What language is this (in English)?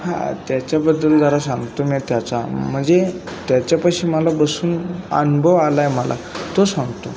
Marathi